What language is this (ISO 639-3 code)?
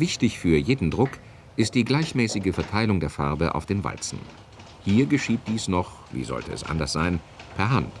deu